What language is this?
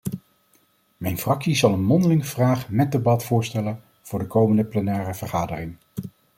Dutch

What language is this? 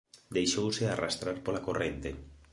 Galician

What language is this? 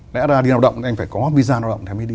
Vietnamese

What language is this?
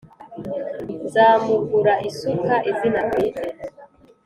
Kinyarwanda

